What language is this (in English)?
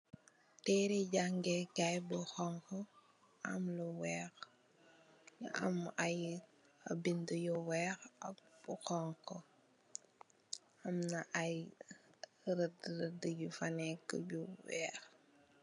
Wolof